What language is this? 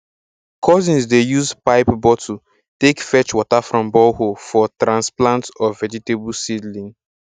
Nigerian Pidgin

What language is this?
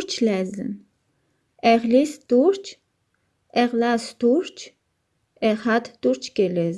German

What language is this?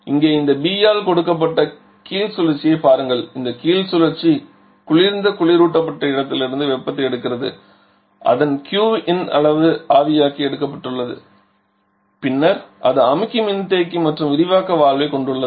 Tamil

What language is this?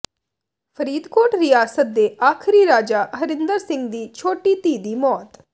Punjabi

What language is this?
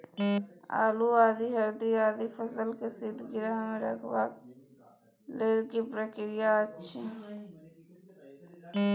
Maithili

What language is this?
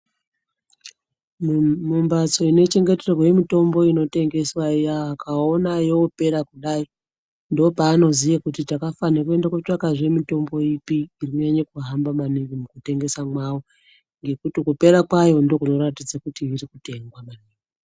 Ndau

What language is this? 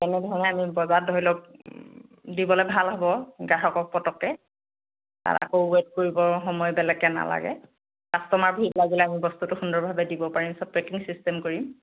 Assamese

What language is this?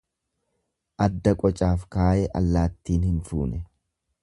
Oromo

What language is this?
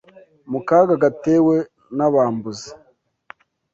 Kinyarwanda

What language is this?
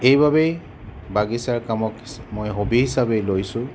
Assamese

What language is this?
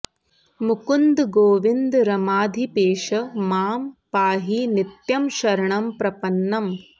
Sanskrit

